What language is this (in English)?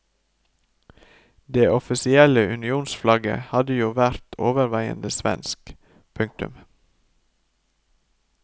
Norwegian